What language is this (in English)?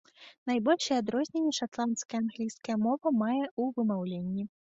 Belarusian